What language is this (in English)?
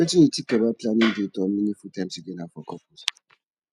Nigerian Pidgin